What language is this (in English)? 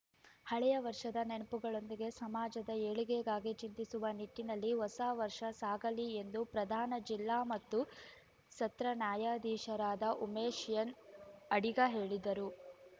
Kannada